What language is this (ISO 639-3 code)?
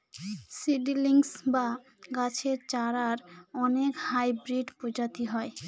ben